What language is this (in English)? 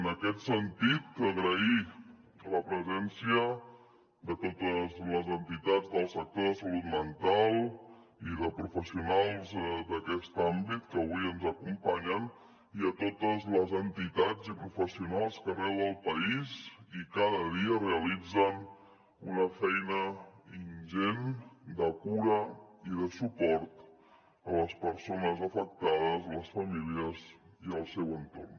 Catalan